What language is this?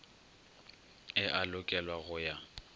Northern Sotho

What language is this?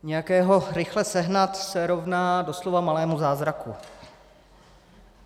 Czech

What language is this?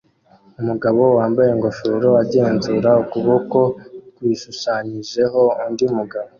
Kinyarwanda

